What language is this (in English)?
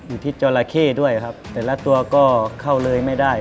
Thai